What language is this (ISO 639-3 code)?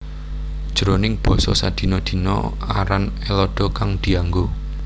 jav